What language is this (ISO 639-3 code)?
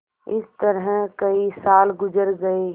hin